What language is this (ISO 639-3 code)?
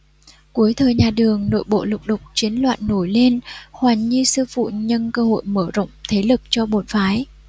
vie